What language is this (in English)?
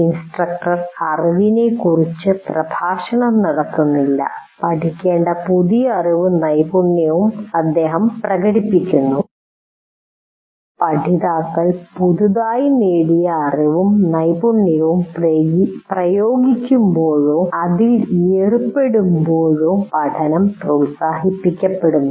Malayalam